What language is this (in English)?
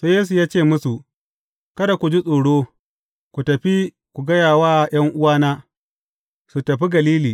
Hausa